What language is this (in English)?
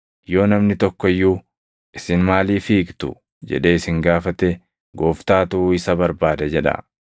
Oromo